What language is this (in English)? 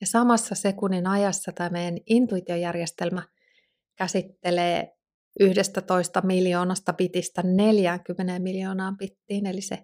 Finnish